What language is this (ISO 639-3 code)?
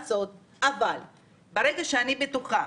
heb